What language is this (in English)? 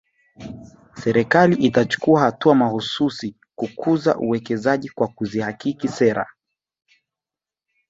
Swahili